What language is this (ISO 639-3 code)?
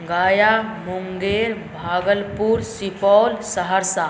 mai